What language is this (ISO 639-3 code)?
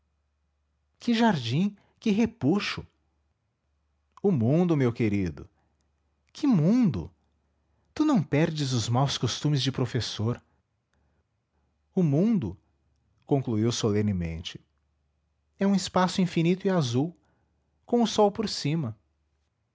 por